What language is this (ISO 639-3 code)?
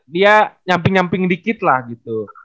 ind